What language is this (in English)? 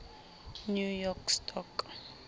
Southern Sotho